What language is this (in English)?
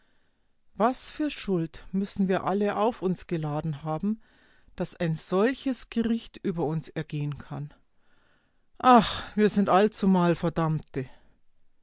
German